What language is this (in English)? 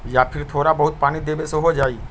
Magahi